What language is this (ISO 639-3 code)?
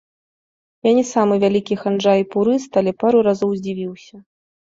bel